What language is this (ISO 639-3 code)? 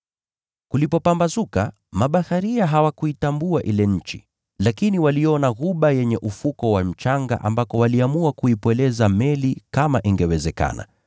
swa